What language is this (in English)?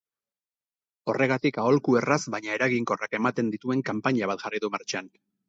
Basque